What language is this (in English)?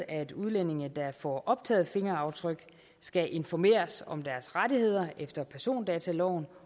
Danish